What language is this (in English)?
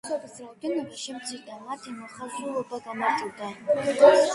Georgian